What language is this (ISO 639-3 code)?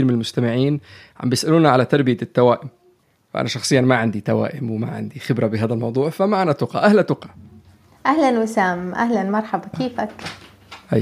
ara